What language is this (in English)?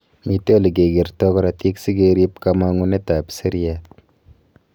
Kalenjin